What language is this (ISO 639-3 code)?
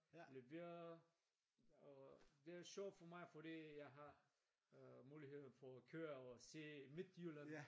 dan